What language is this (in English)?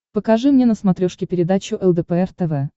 Russian